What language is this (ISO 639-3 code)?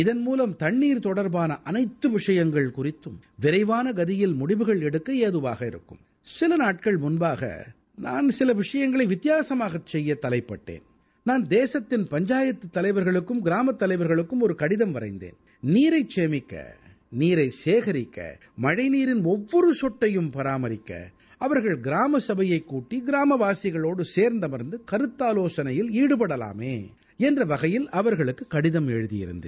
tam